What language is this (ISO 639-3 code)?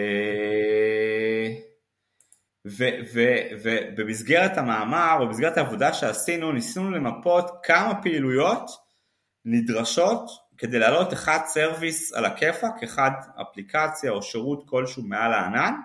heb